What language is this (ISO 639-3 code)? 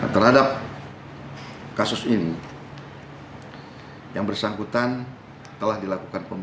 ind